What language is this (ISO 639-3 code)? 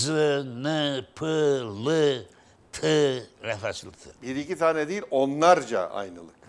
tur